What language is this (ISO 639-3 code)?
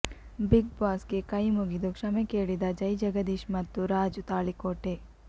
kan